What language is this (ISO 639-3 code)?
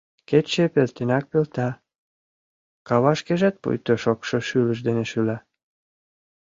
chm